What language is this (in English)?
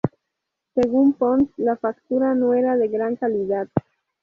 Spanish